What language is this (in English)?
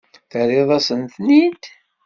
Kabyle